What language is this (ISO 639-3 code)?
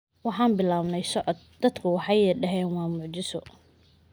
som